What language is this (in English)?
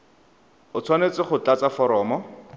Tswana